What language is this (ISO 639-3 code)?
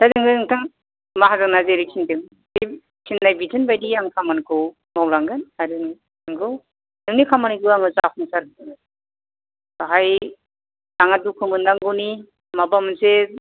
brx